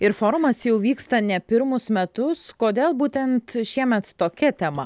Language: Lithuanian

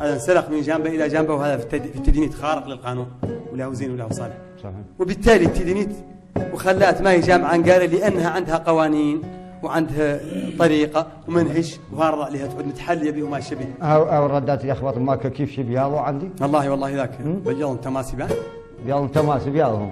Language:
Arabic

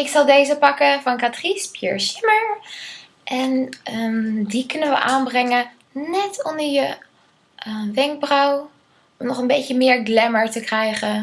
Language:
Dutch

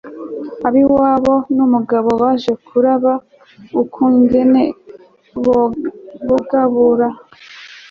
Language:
Kinyarwanda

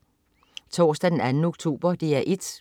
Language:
Danish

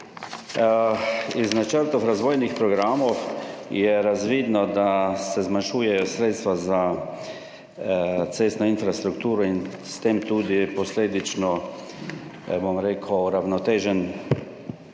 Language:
Slovenian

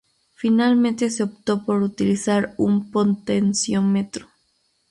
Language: Spanish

